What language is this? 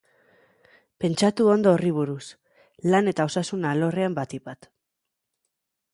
Basque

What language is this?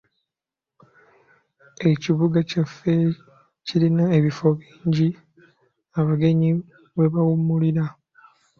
Ganda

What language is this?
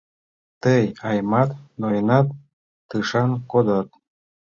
Mari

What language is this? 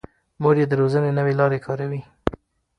Pashto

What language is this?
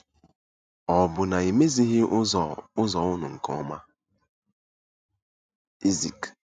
Igbo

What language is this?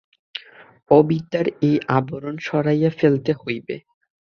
Bangla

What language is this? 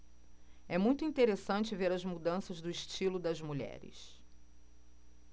Portuguese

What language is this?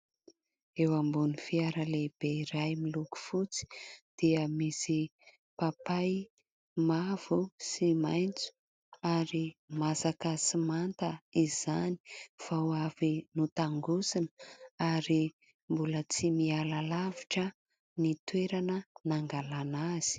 Malagasy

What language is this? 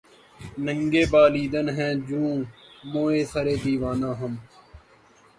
Urdu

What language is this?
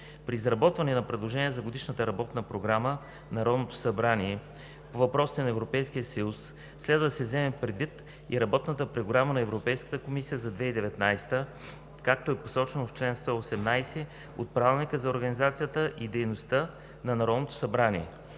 Bulgarian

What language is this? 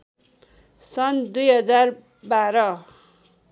Nepali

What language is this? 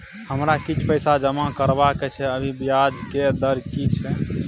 Maithili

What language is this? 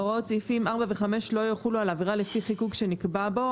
Hebrew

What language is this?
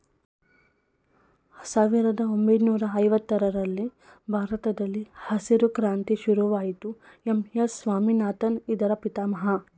Kannada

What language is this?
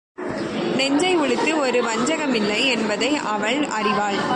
Tamil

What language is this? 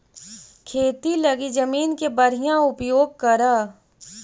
Magahi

